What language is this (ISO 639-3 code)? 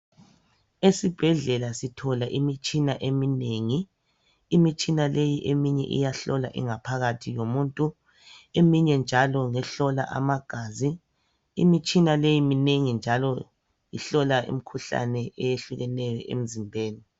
nde